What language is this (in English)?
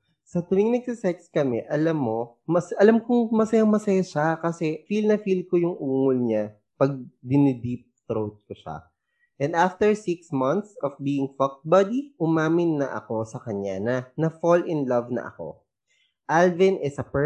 Filipino